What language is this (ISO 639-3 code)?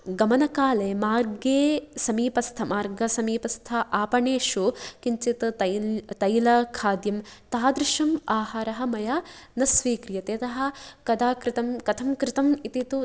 san